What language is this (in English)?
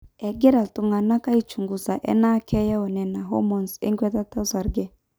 Masai